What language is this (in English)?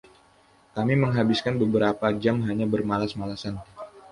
Indonesian